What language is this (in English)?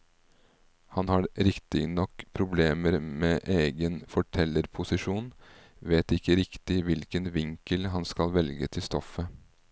Norwegian